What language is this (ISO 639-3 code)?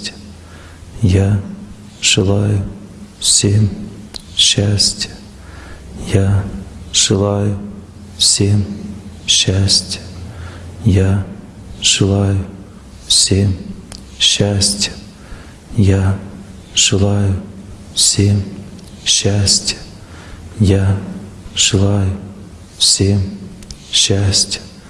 rus